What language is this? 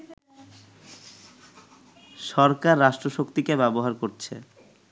Bangla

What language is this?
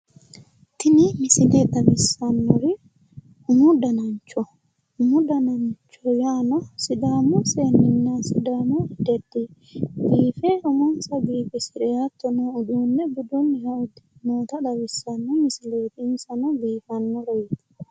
Sidamo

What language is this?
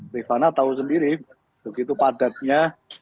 Indonesian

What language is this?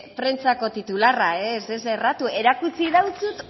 Basque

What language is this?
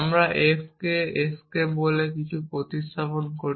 Bangla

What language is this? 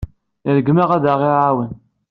Kabyle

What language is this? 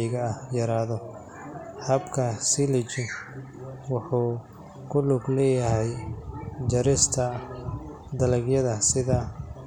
Somali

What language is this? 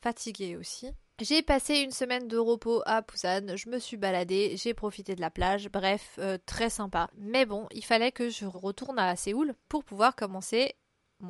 French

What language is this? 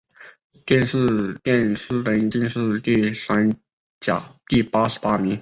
Chinese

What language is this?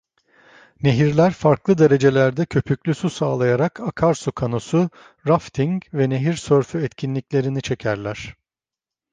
Turkish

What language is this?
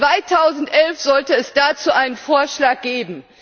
German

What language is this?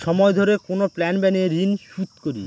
Bangla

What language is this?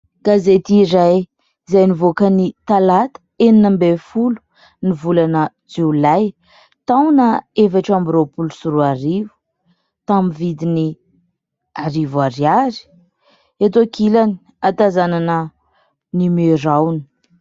Malagasy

